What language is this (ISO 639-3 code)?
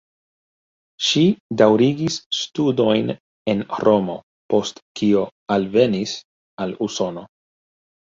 epo